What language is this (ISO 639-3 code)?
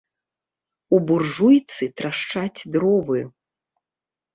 bel